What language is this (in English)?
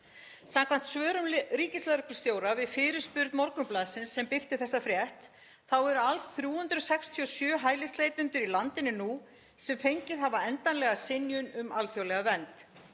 Icelandic